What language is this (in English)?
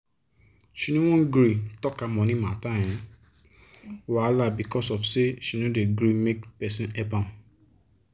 Nigerian Pidgin